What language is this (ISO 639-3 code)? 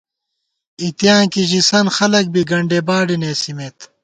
gwt